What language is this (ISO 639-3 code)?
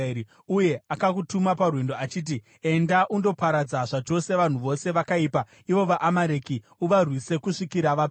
sna